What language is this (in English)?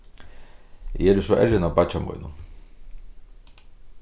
Faroese